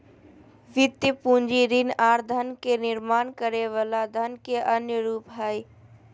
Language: Magahi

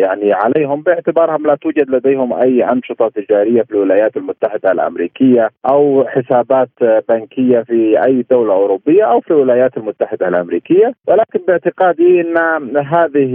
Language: Arabic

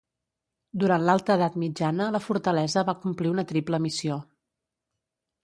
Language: Catalan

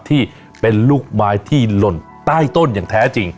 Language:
Thai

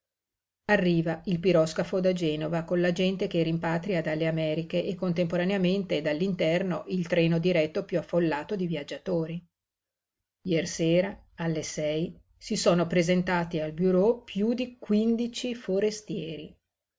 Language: Italian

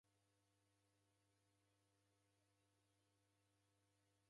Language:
Taita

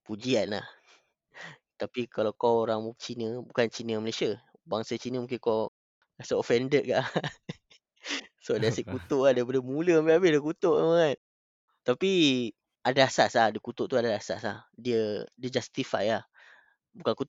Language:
Malay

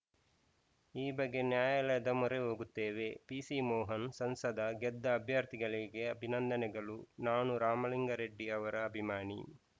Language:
Kannada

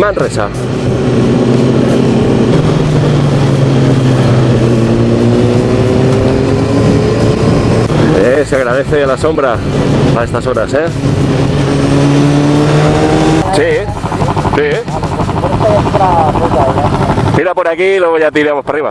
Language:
Spanish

